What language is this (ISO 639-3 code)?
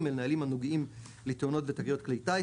heb